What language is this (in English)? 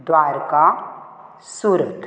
Konkani